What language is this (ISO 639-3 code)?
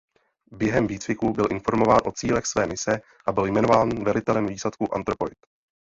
ces